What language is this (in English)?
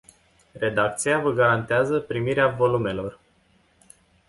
Romanian